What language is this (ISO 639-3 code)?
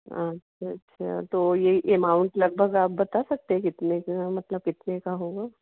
hin